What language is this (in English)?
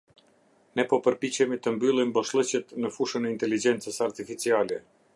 Albanian